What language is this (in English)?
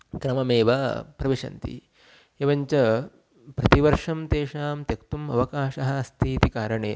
Sanskrit